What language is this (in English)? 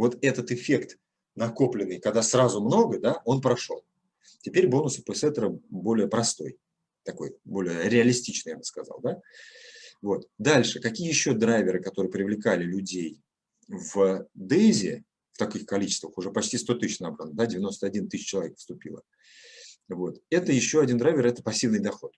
Russian